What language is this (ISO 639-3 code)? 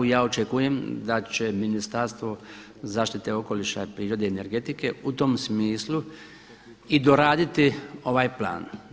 hrv